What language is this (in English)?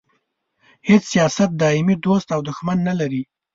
Pashto